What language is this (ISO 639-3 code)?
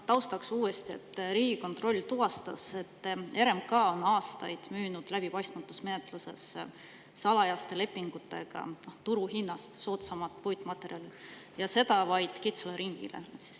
est